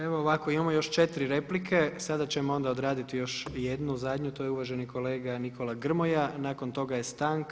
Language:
Croatian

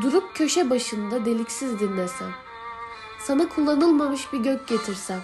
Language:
Turkish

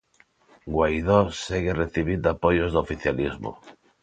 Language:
Galician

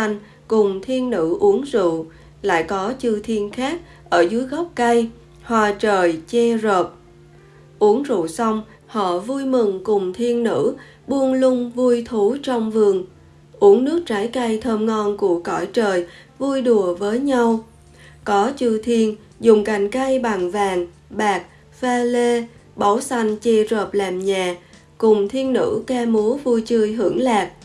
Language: Vietnamese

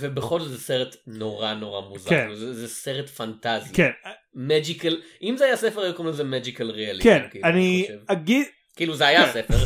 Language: Hebrew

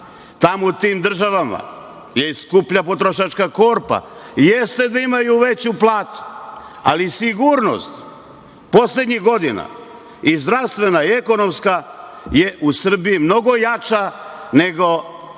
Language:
Serbian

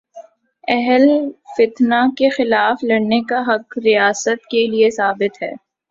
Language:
Urdu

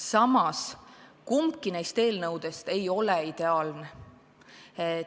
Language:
Estonian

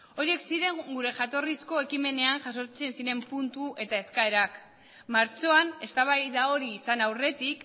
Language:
Basque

